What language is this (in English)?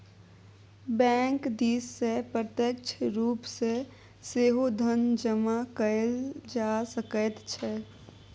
Maithili